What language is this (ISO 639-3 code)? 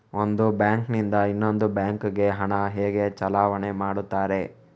kan